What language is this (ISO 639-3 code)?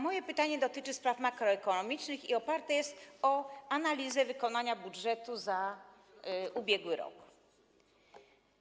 pol